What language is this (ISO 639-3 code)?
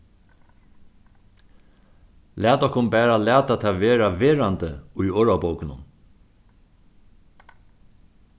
fao